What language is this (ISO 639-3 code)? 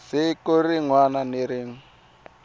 tso